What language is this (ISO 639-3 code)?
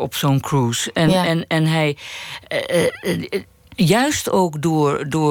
nld